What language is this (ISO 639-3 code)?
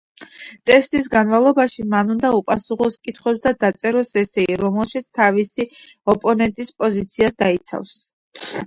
kat